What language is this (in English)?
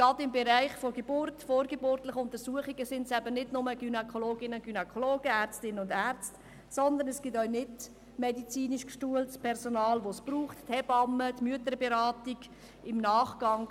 Swiss German